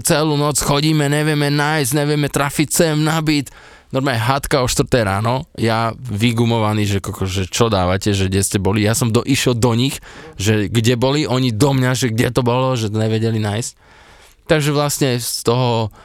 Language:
Slovak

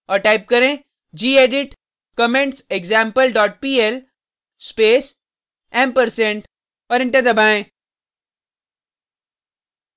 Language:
Hindi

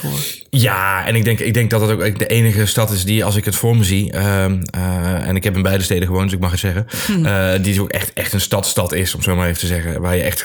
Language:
Dutch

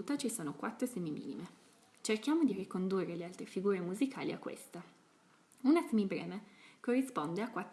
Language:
Italian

